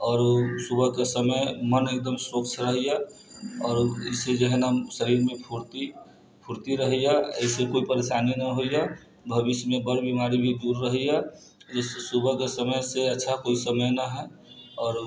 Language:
Maithili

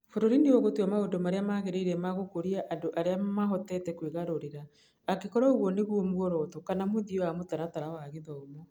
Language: Kikuyu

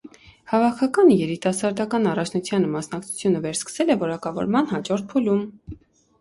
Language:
Armenian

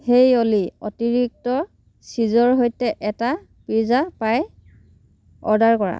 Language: Assamese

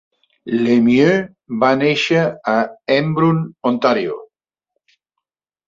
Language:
Catalan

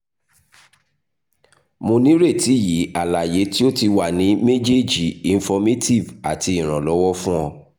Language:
Yoruba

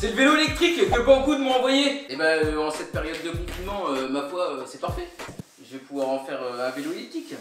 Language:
French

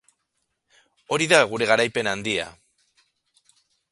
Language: Basque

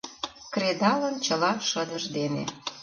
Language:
Mari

